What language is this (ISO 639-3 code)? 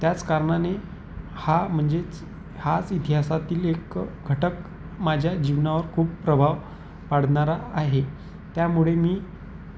mar